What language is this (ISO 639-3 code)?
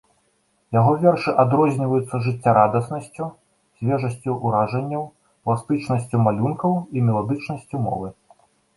bel